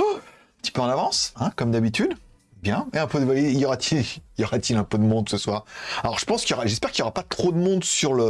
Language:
French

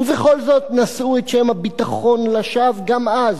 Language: Hebrew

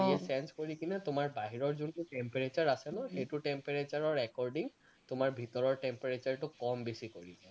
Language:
Assamese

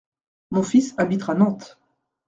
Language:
French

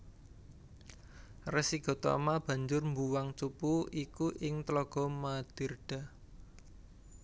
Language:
Javanese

